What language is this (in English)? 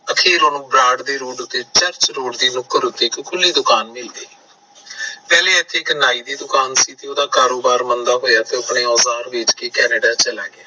Punjabi